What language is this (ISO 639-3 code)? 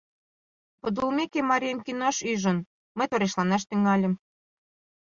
chm